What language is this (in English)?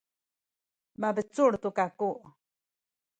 Sakizaya